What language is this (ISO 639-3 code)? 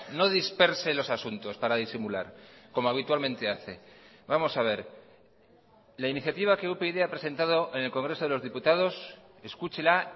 spa